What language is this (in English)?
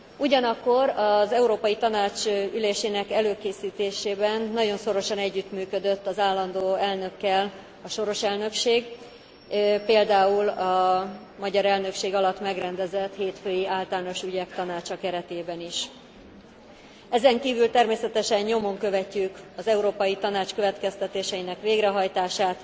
Hungarian